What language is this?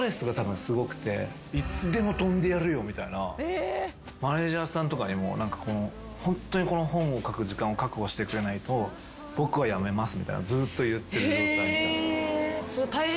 Japanese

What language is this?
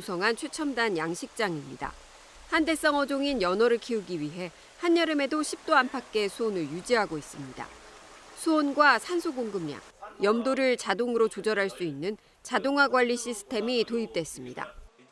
Korean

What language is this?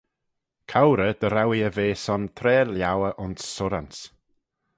Manx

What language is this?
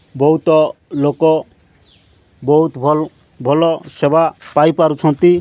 Odia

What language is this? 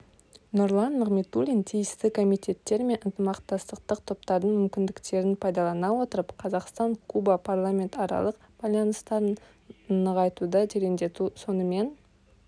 Kazakh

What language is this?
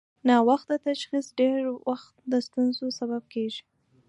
Pashto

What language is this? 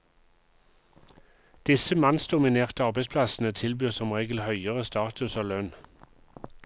Norwegian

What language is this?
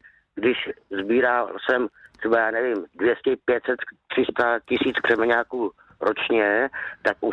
Czech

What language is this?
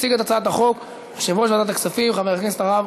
Hebrew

